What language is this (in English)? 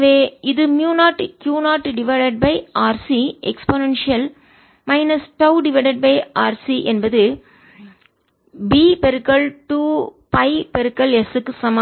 Tamil